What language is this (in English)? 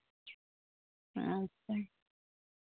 Santali